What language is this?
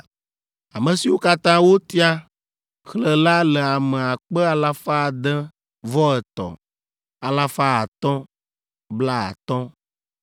Ewe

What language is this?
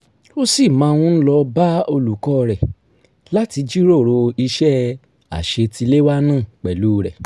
Yoruba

